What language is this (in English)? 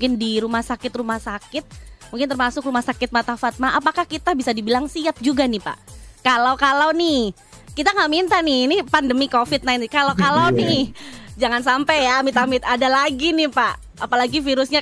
Indonesian